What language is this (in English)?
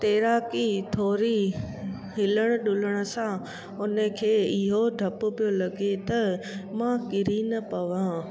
Sindhi